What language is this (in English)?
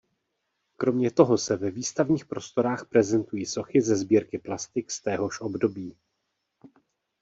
Czech